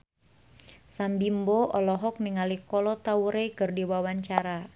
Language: Sundanese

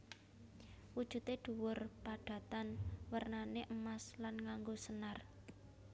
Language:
Javanese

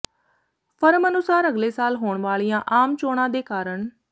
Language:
Punjabi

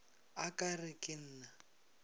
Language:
Northern Sotho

